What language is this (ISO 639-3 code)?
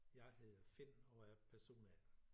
dan